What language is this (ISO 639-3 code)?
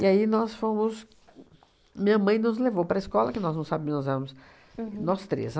por